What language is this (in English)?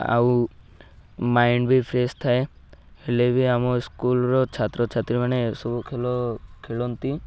Odia